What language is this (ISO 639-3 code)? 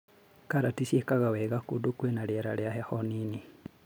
kik